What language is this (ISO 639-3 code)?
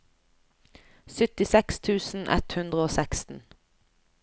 nor